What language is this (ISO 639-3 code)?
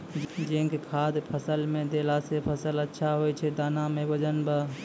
mai